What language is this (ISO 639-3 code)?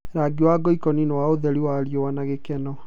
kik